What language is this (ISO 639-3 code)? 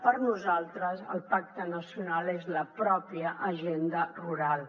cat